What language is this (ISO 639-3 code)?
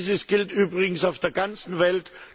deu